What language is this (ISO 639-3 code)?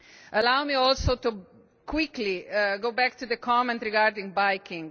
eng